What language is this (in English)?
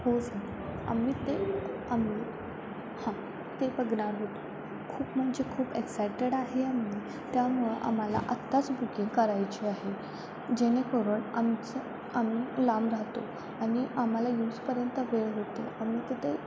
Marathi